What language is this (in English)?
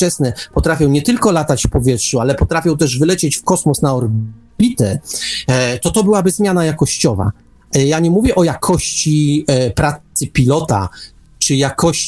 Polish